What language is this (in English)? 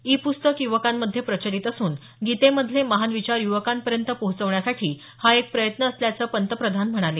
Marathi